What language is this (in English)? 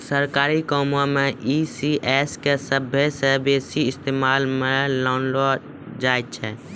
Maithili